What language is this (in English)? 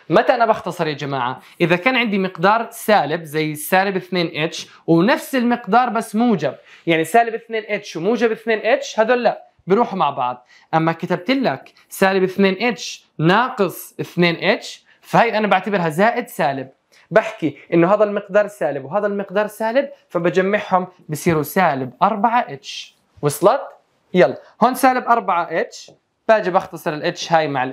Arabic